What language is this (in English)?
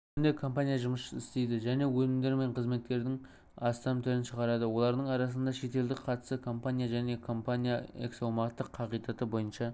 Kazakh